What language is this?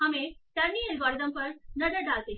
Hindi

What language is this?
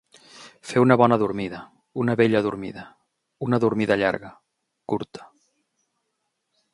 Catalan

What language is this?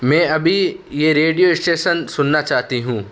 Urdu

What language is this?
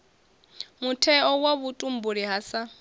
Venda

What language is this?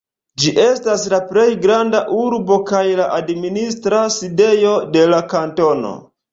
Esperanto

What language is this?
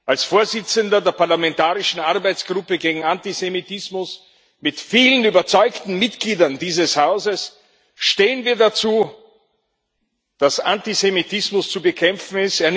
German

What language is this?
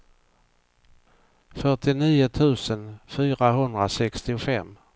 Swedish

